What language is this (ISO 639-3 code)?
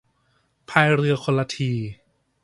tha